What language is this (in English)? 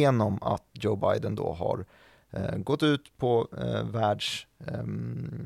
Swedish